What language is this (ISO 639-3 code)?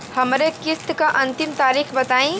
bho